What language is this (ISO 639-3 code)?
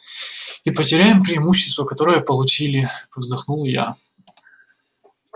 rus